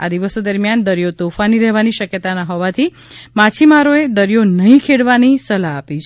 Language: Gujarati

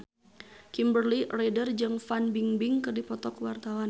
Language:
Sundanese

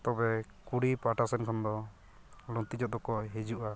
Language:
Santali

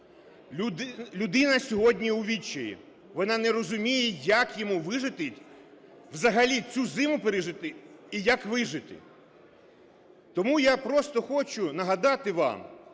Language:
Ukrainian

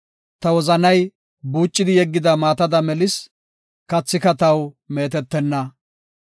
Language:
Gofa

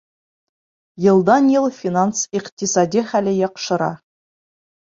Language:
Bashkir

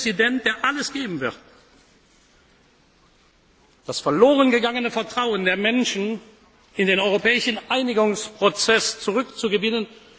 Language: German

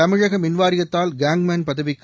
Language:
Tamil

